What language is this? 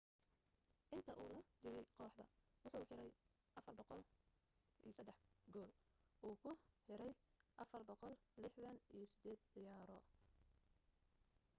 Somali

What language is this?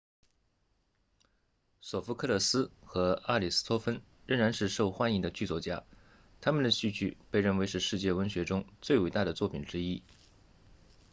Chinese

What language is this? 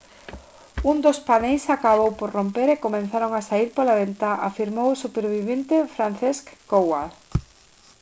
Galician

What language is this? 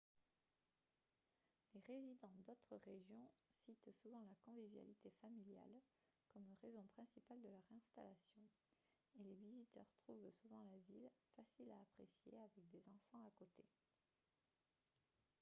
French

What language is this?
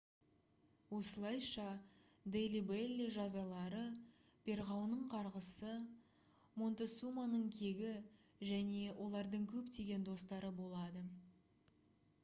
Kazakh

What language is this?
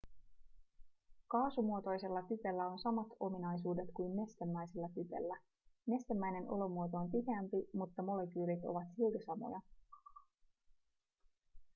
Finnish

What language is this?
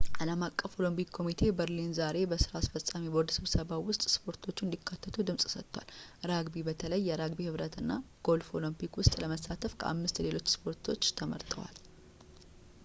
Amharic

